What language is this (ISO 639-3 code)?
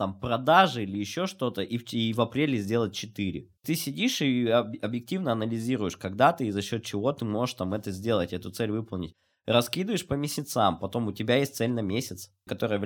rus